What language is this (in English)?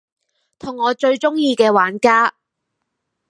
Cantonese